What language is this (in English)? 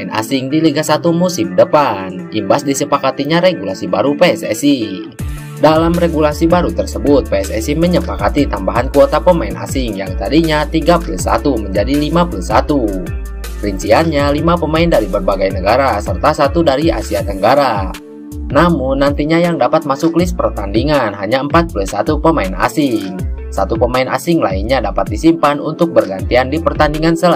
Indonesian